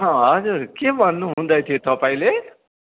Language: Nepali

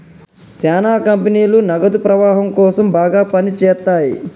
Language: Telugu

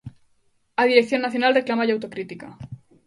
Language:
Galician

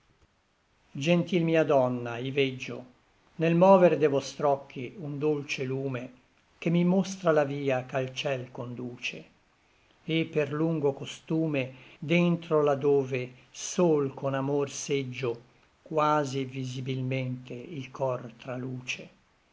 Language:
Italian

